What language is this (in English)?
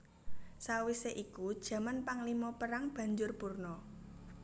Javanese